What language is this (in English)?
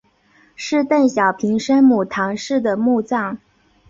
Chinese